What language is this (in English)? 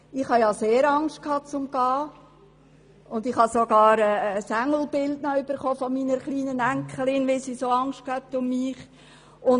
Swiss German